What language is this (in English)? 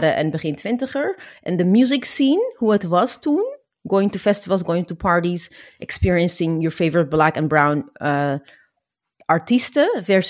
Dutch